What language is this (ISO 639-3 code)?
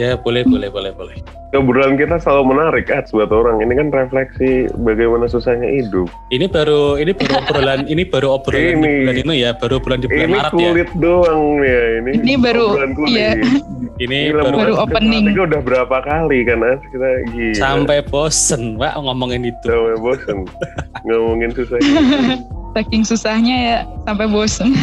ind